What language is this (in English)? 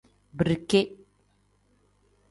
Tem